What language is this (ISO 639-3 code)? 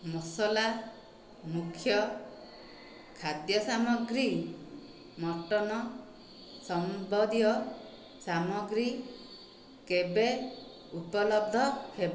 ori